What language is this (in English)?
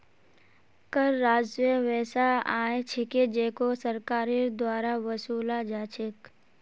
Magahi